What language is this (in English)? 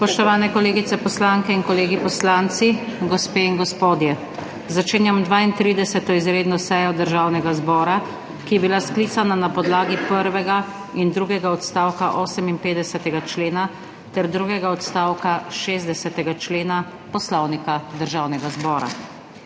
Slovenian